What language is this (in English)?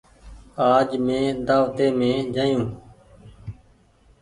Goaria